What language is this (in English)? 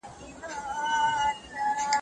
Pashto